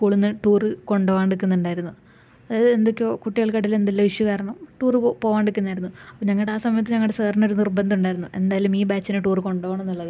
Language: Malayalam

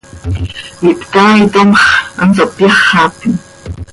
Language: Seri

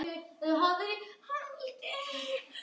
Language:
Icelandic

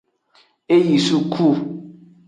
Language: Aja (Benin)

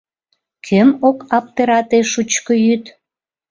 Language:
Mari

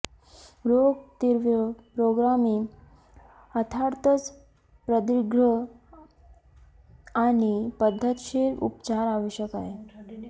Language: Marathi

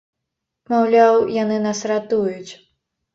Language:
Belarusian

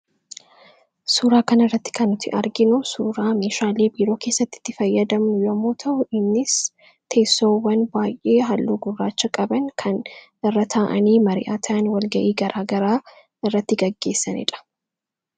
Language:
Oromo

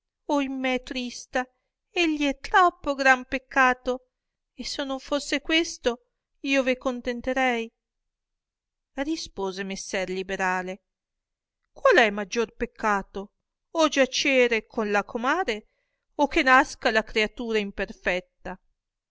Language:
Italian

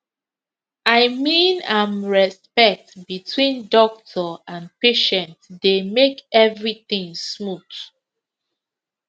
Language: Nigerian Pidgin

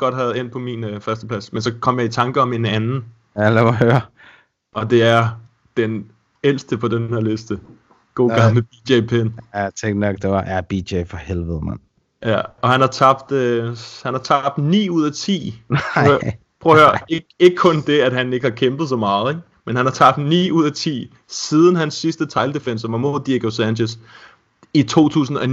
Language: Danish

